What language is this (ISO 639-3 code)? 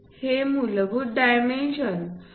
mar